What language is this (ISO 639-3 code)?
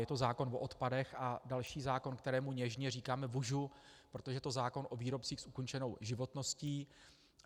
ces